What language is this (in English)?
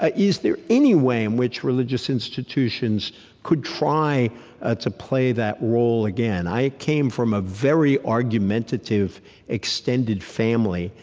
English